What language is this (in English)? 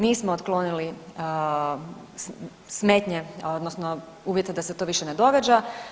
Croatian